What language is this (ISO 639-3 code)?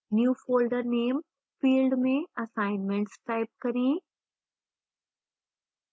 hin